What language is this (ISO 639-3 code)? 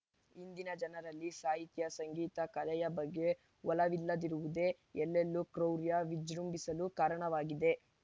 kan